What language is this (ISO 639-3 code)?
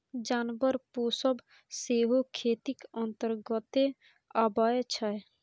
mai